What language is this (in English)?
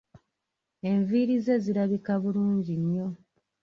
Ganda